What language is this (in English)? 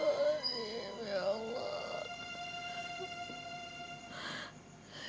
Indonesian